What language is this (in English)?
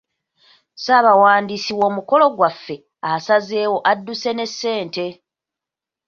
Ganda